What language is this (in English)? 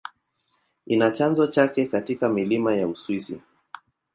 Swahili